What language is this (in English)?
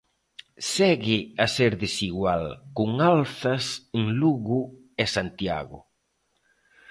Galician